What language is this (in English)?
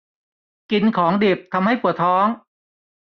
Thai